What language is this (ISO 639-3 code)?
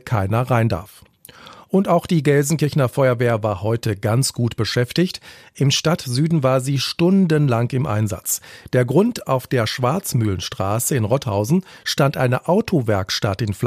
deu